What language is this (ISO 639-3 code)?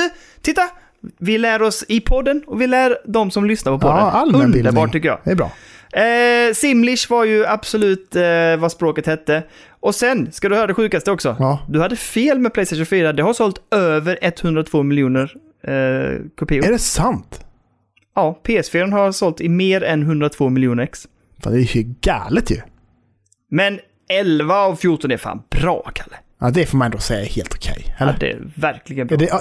swe